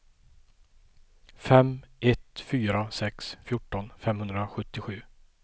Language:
Swedish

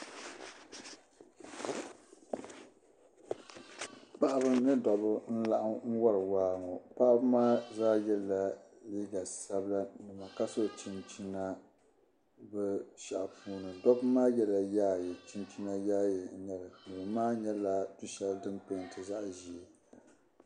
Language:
Dagbani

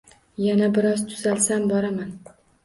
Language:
Uzbek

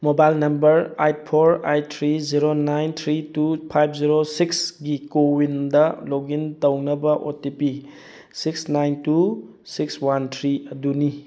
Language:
Manipuri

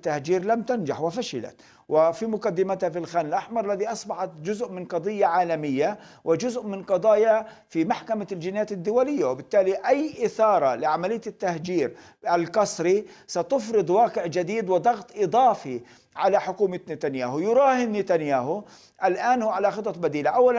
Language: Arabic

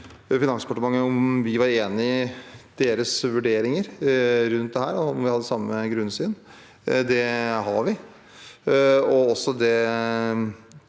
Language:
Norwegian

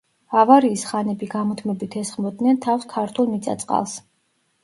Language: Georgian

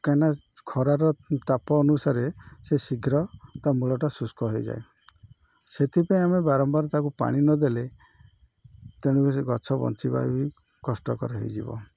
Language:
Odia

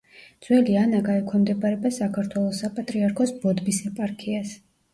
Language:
Georgian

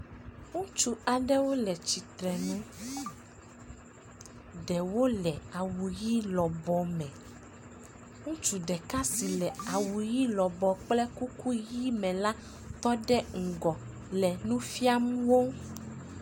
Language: Ewe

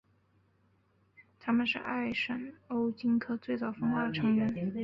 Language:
Chinese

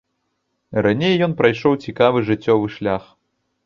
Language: Belarusian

